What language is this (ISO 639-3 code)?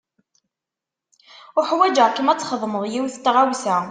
kab